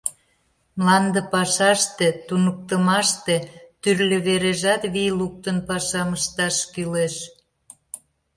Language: Mari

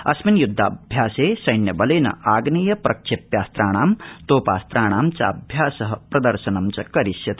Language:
Sanskrit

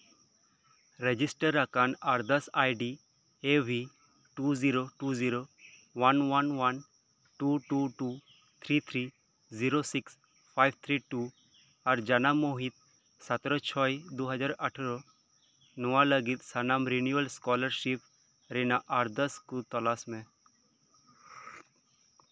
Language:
Santali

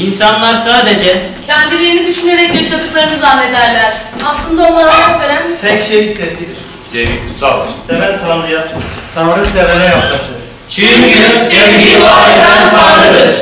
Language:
Turkish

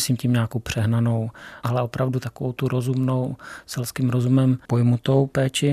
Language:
Czech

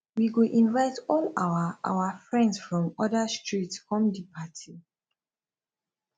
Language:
Nigerian Pidgin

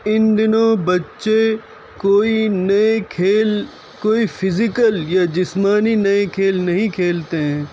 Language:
Urdu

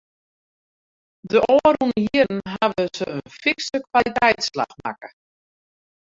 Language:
Western Frisian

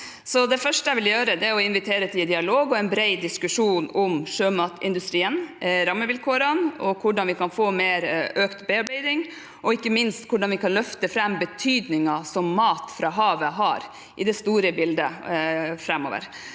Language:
Norwegian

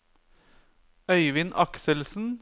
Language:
Norwegian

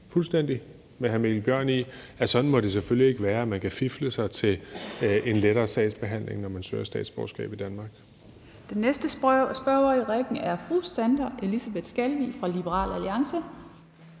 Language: Danish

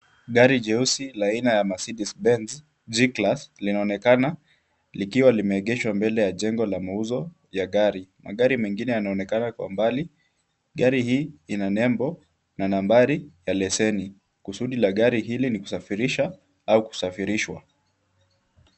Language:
Swahili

